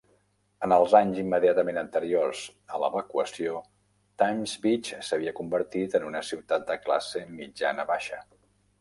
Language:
Catalan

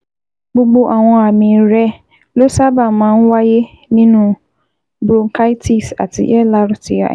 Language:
Yoruba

